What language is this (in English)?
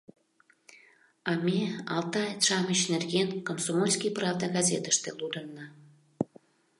Mari